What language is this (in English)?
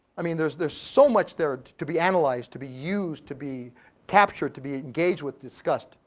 English